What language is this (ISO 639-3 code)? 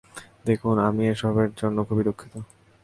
ben